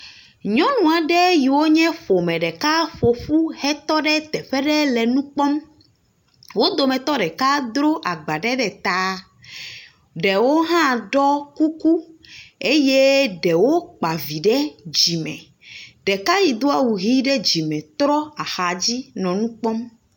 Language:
Ewe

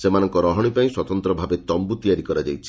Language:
Odia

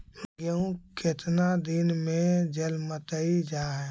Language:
Magahi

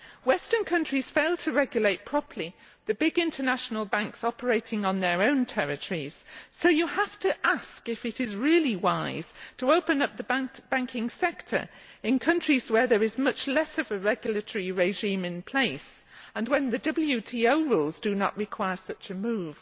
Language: English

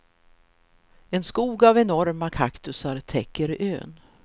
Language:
Swedish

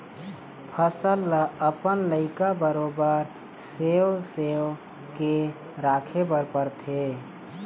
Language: Chhattisgarhi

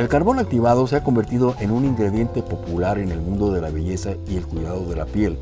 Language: Spanish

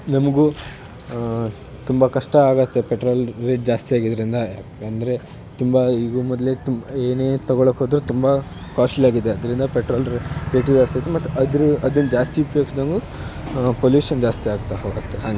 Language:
Kannada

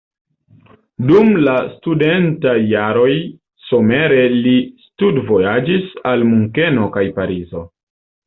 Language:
Esperanto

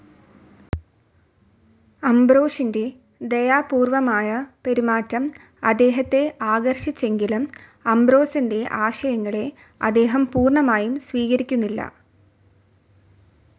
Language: Malayalam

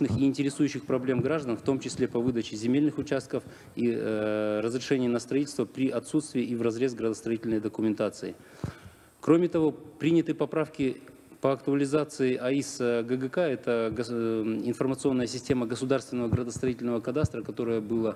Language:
Russian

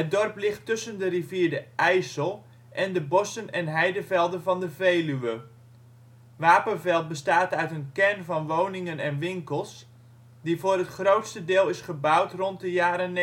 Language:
Dutch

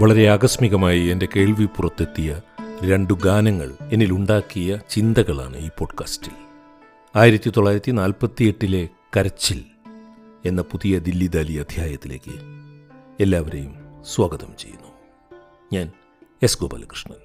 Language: Malayalam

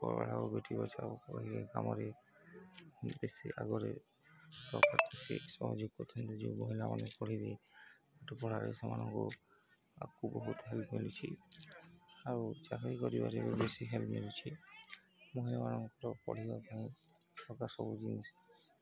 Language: Odia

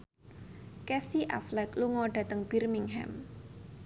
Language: Javanese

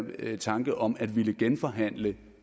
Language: Danish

